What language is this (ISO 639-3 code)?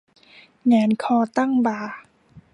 tha